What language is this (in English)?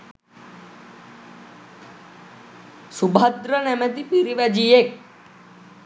Sinhala